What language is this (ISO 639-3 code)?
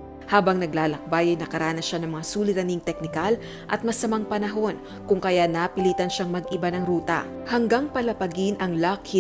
fil